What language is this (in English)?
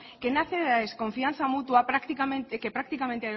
Spanish